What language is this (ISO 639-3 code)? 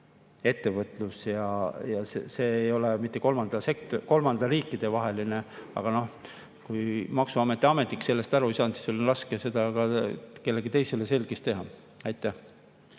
est